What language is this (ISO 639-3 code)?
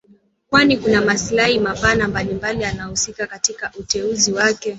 swa